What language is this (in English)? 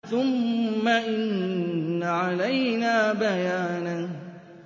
Arabic